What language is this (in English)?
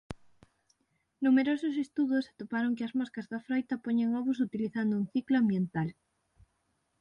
Galician